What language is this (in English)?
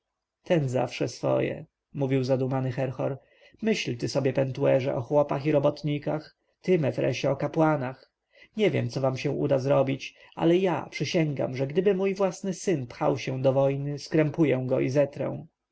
Polish